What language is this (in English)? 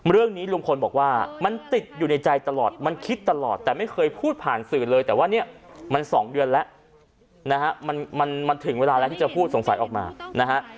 Thai